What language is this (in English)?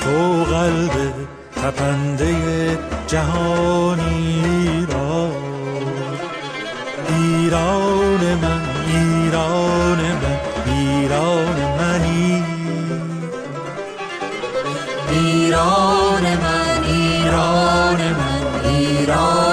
Persian